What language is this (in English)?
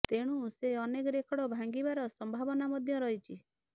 Odia